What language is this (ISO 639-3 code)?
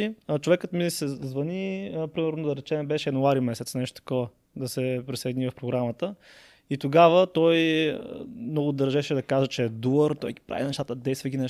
bul